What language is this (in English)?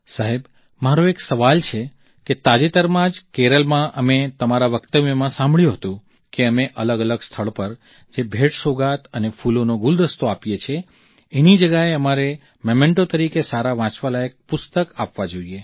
Gujarati